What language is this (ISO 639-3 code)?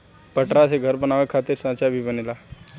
bho